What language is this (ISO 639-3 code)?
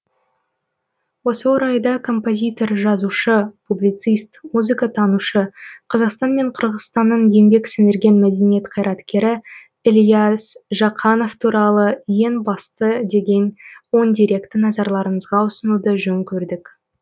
kaz